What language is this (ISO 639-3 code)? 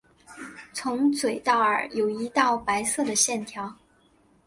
zho